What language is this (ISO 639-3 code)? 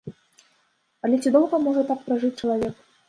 bel